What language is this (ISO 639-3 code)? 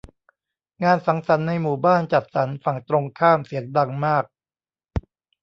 tha